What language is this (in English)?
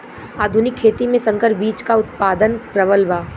Bhojpuri